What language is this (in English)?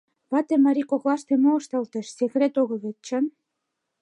Mari